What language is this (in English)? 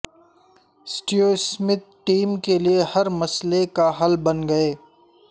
Urdu